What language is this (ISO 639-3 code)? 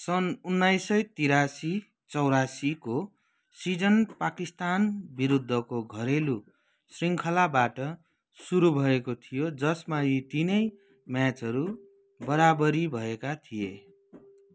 nep